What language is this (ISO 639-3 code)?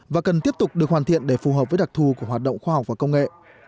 vie